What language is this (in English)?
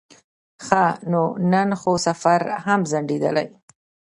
Pashto